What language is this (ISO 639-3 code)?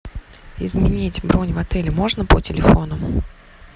rus